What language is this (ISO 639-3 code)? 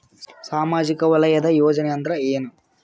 kan